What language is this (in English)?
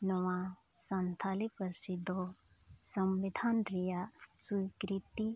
Santali